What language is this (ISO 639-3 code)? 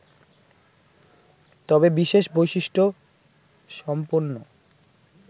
ben